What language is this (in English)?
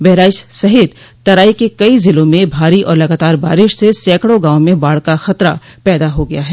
Hindi